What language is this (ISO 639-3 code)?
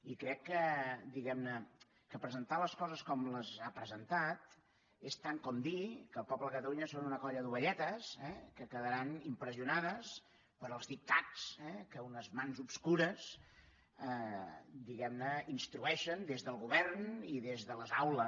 cat